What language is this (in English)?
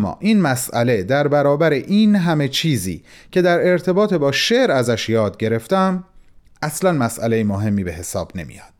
Persian